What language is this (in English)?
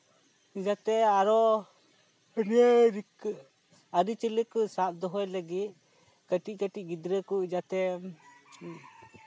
Santali